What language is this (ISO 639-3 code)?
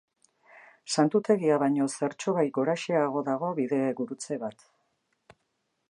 eus